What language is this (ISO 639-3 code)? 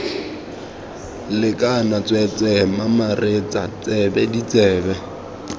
tsn